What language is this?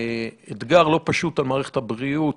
Hebrew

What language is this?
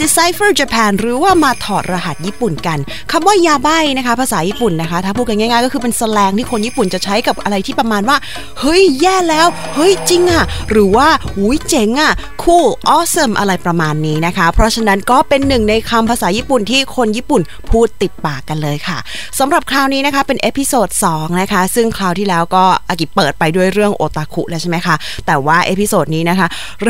Thai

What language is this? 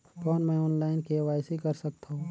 Chhattisgarhi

